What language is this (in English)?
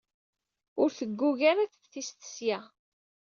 Kabyle